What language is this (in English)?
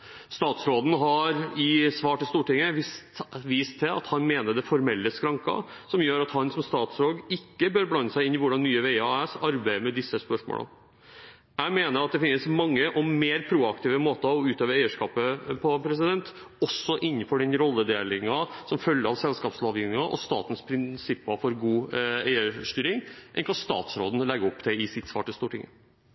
Norwegian Bokmål